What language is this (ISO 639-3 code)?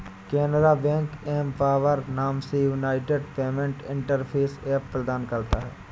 hin